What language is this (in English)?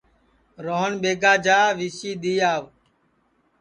Sansi